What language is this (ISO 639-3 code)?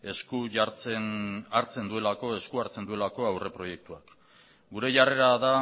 eus